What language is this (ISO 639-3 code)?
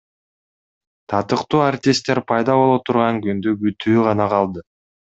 kir